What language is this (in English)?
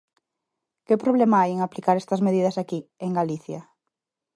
Galician